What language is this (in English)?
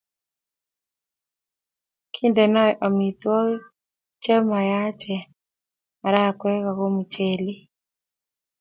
Kalenjin